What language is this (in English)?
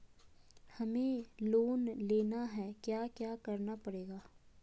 Magahi